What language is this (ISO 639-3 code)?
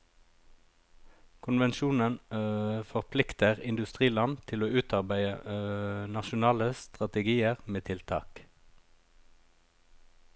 nor